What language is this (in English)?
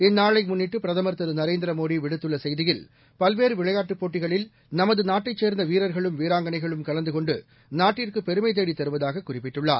Tamil